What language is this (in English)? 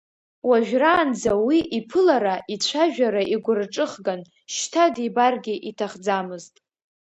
Abkhazian